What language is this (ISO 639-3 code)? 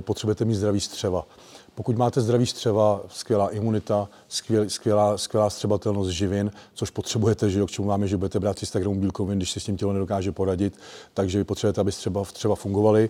ces